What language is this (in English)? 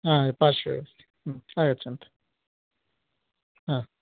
Sanskrit